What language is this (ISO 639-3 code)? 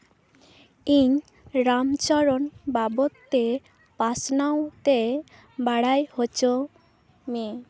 sat